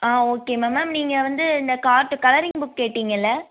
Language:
Tamil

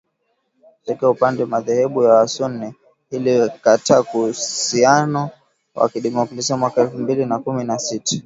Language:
Swahili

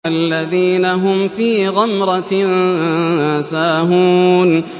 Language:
Arabic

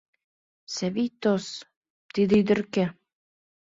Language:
Mari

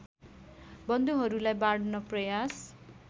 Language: Nepali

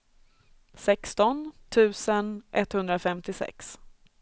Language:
Swedish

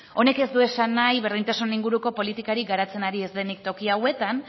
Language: Basque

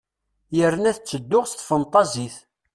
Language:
Kabyle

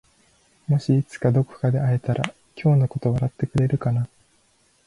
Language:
Japanese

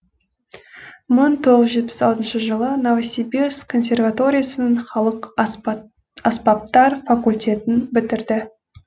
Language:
Kazakh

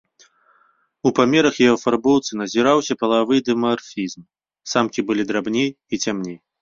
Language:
Belarusian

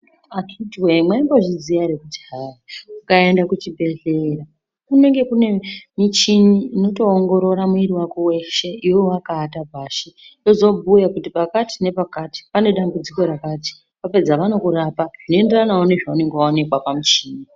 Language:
Ndau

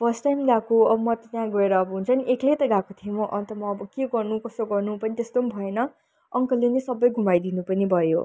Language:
Nepali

